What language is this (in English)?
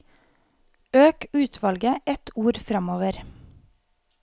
Norwegian